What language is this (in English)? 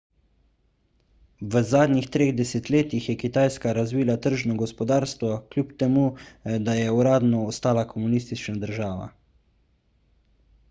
Slovenian